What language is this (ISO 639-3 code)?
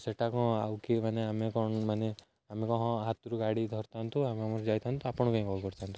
ori